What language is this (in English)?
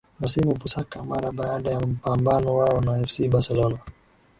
Swahili